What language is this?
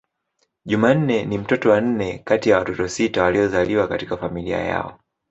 Swahili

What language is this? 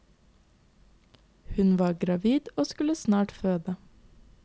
Norwegian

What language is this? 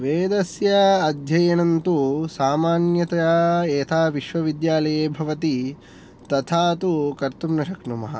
Sanskrit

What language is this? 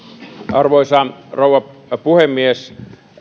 Finnish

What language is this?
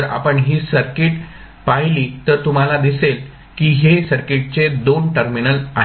Marathi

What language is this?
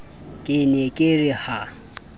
Southern Sotho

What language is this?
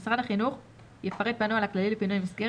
Hebrew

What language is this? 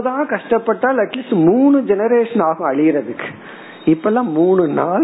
Tamil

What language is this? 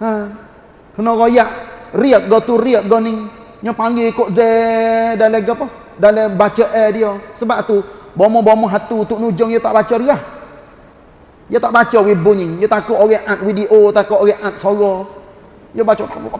Malay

